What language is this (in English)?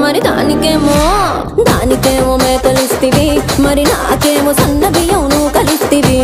Romanian